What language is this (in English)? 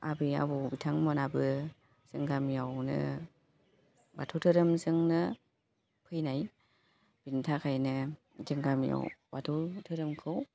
Bodo